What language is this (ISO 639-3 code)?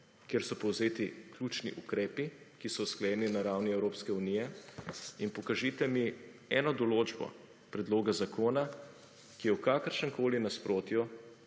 slv